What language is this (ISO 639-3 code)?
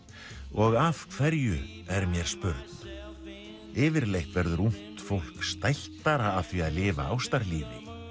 isl